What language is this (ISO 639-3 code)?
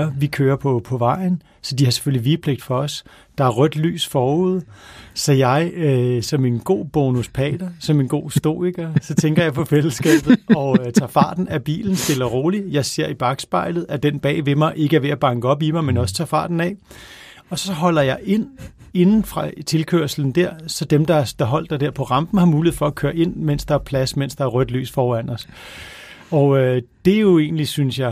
dan